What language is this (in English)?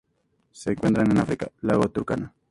Spanish